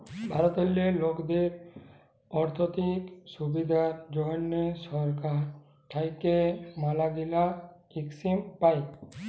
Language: Bangla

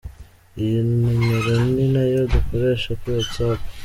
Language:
Kinyarwanda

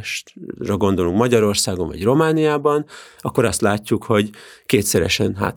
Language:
Hungarian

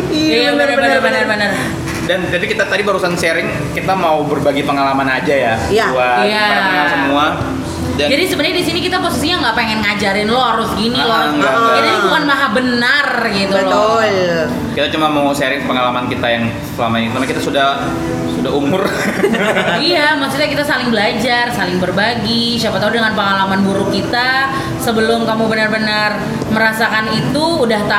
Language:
Indonesian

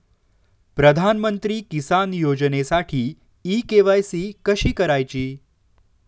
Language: Marathi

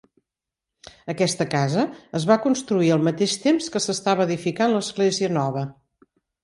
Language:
Catalan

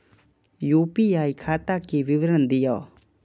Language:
Maithili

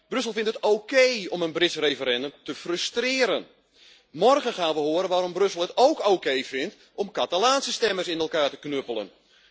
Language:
Dutch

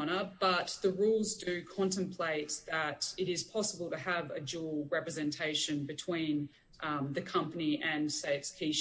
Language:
English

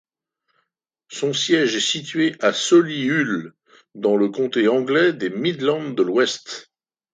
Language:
French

